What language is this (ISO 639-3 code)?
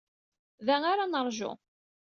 kab